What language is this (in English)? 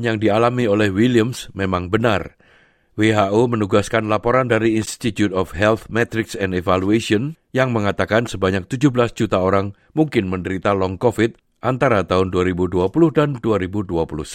Indonesian